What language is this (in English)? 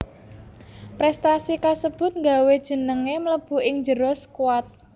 Javanese